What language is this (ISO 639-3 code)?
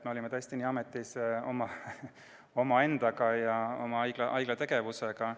est